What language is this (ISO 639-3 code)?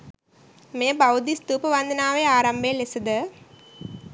sin